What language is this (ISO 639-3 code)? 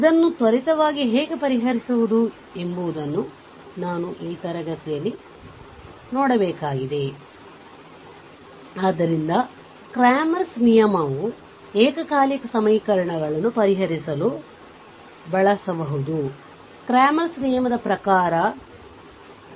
kan